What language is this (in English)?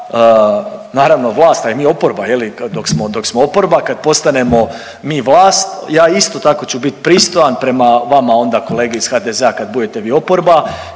Croatian